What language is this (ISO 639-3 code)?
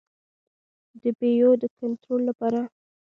pus